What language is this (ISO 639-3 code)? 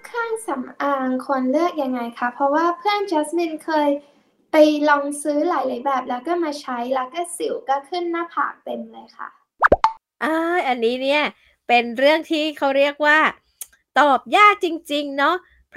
tha